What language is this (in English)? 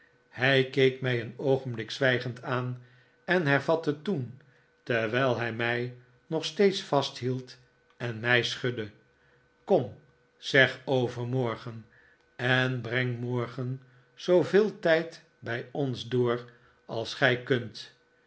Dutch